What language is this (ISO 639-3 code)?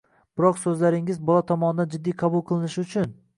uzb